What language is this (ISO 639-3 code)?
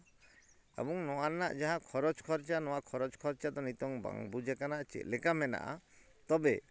sat